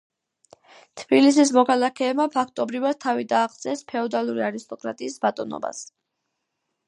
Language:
Georgian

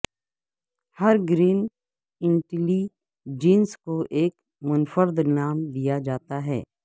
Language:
Urdu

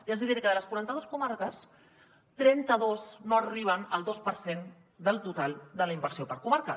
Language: Catalan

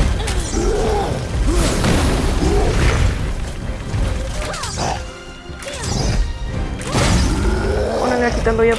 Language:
Spanish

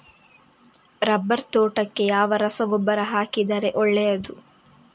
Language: Kannada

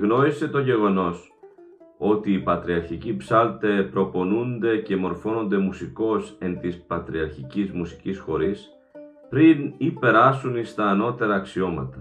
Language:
Greek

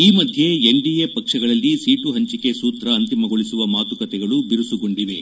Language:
Kannada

